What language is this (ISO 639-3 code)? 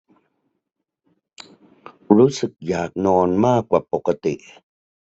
tha